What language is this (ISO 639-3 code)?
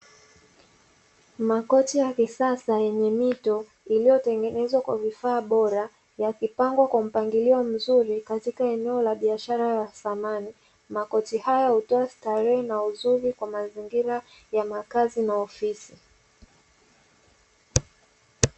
swa